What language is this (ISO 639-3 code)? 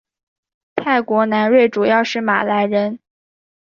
zho